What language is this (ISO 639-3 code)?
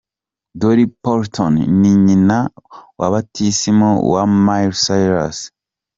kin